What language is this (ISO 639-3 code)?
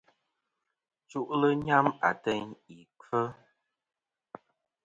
bkm